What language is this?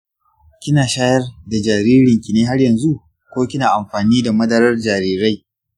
Hausa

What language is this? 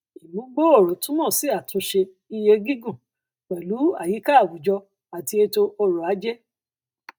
Yoruba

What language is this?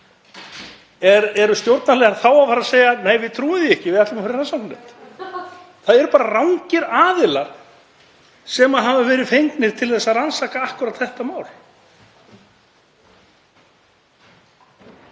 Icelandic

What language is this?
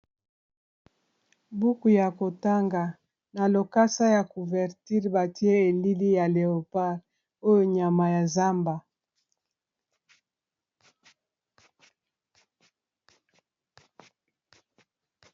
Lingala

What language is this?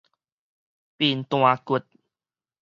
Min Nan Chinese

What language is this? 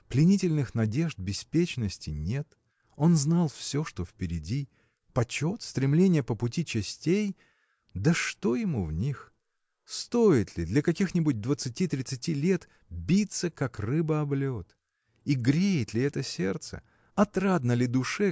Russian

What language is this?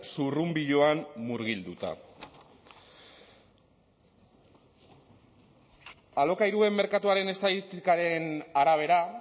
Basque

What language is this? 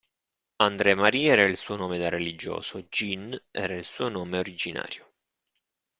Italian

